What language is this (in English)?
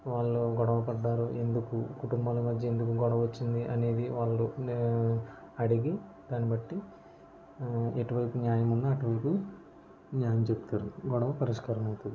Telugu